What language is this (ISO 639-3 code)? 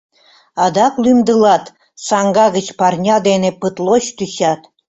chm